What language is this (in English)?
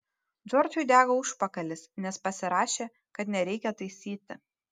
Lithuanian